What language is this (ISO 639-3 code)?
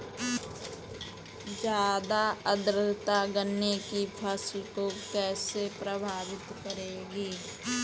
hin